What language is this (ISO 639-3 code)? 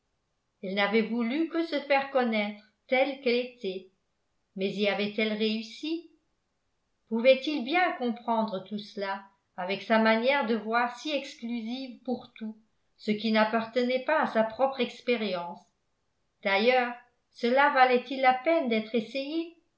fra